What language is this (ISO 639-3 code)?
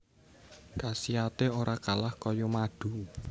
jav